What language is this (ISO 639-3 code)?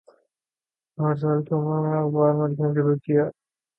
urd